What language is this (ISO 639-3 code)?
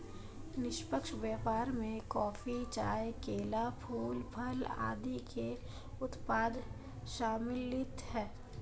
hin